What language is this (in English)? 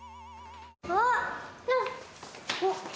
Japanese